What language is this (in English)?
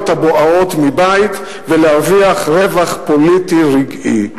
Hebrew